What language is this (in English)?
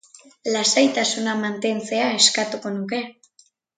Basque